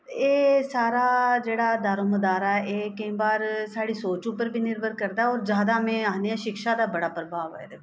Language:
Dogri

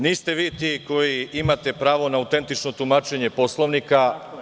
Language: Serbian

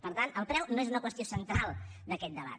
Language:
Catalan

